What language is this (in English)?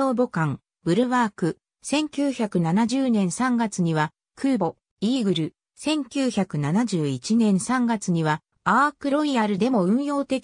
Japanese